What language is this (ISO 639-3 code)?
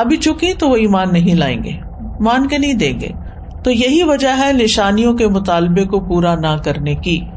urd